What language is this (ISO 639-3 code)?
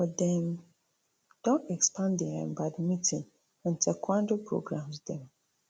pcm